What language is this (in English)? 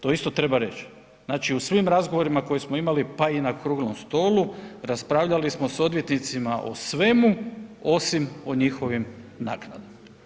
Croatian